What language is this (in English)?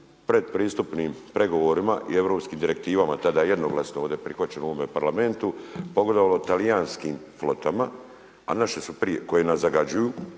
Croatian